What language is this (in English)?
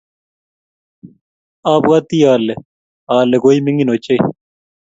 Kalenjin